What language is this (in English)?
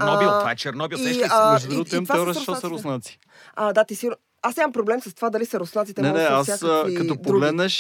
Bulgarian